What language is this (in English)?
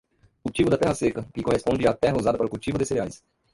Portuguese